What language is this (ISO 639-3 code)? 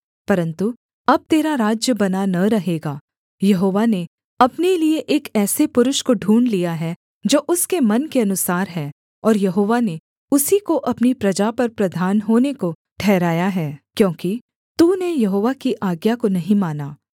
hin